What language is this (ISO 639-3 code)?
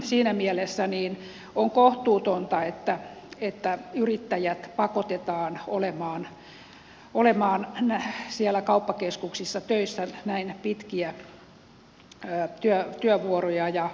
fin